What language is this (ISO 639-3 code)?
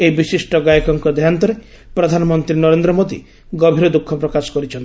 ori